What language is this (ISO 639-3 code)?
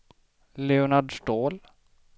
swe